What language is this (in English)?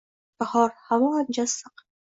Uzbek